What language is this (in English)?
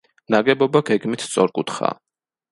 Georgian